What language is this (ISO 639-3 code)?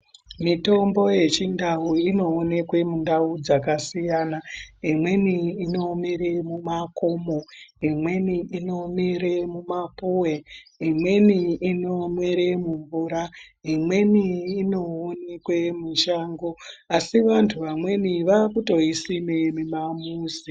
ndc